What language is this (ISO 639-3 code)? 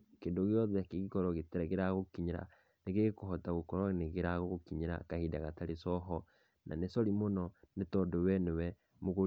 kik